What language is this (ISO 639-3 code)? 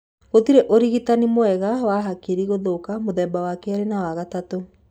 kik